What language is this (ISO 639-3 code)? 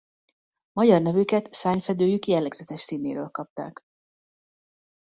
hun